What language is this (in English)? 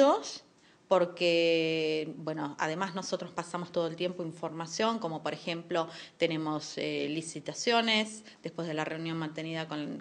Spanish